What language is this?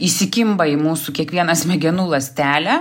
Lithuanian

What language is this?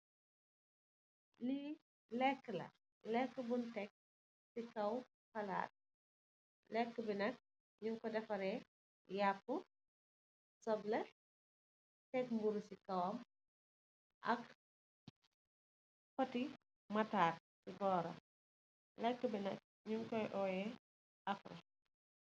Wolof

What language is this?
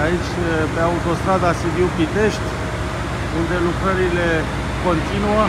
Romanian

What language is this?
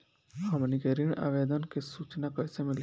Bhojpuri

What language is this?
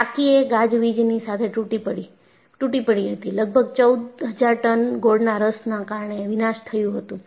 Gujarati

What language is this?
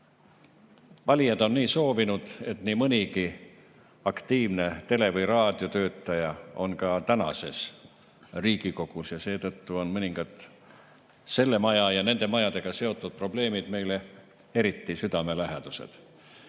Estonian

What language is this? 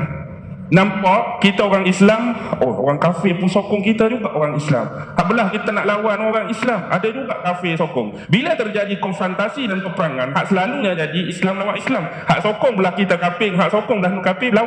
Malay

